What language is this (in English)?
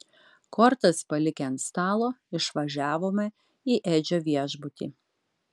Lithuanian